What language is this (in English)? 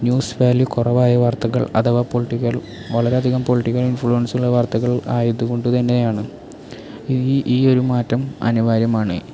Malayalam